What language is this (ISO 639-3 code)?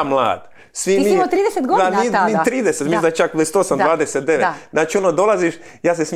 hrv